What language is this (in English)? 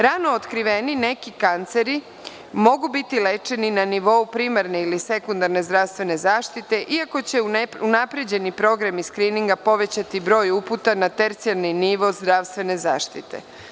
Serbian